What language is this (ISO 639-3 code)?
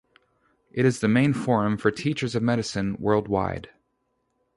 eng